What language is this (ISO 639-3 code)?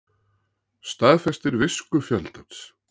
isl